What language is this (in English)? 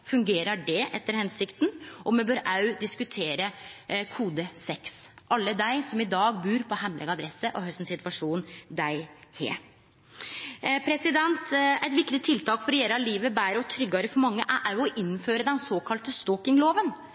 Norwegian Nynorsk